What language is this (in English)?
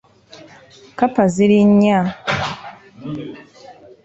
Ganda